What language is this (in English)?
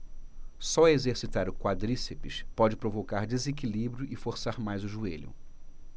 Portuguese